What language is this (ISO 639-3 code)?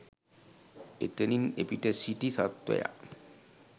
sin